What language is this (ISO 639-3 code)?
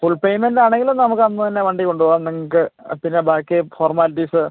mal